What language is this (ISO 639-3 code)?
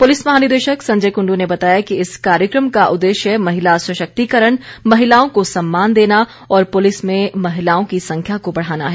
hin